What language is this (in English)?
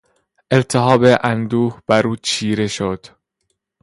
Persian